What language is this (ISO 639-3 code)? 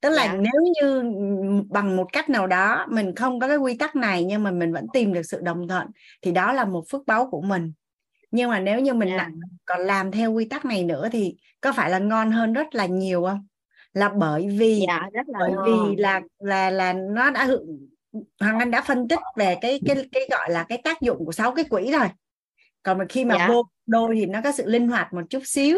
vie